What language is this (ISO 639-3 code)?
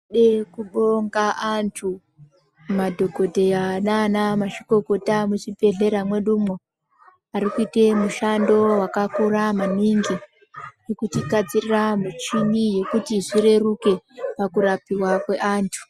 ndc